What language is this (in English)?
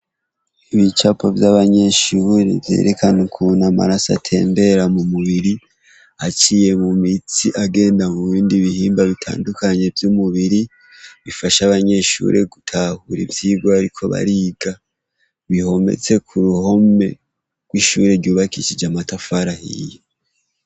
Rundi